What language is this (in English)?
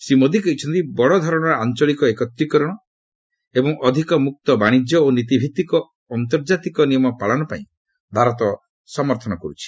Odia